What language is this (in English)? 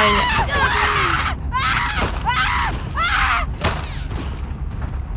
Polish